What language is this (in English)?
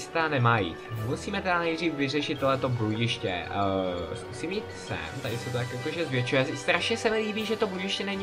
Czech